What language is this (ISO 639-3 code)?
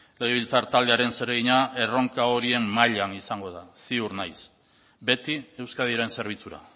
eus